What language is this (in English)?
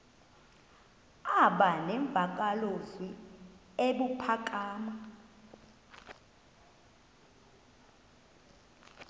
Xhosa